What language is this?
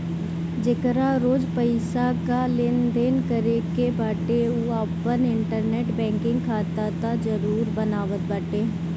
Bhojpuri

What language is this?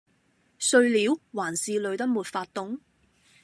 Cantonese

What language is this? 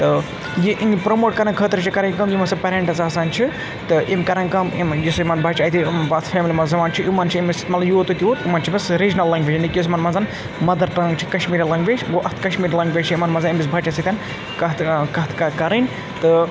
Kashmiri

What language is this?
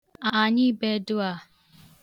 Igbo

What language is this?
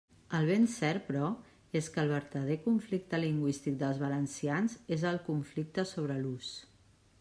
Catalan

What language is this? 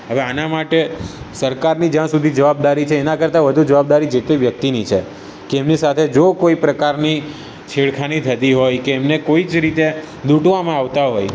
Gujarati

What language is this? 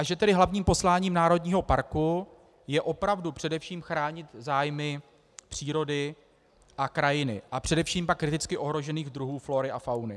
Czech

